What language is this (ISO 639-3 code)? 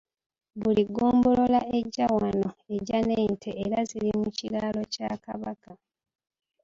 lug